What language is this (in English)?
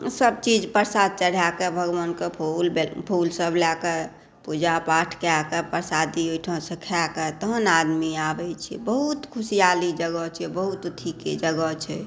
Maithili